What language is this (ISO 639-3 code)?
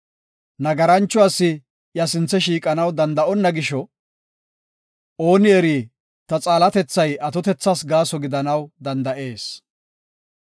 gof